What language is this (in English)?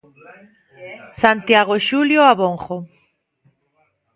Galician